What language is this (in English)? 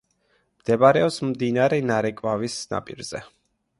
Georgian